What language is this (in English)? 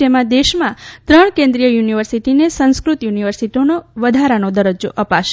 Gujarati